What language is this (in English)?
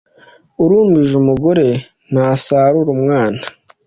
Kinyarwanda